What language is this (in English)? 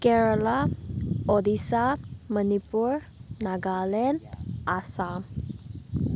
Manipuri